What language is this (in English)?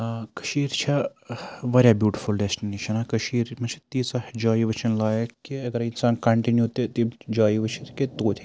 Kashmiri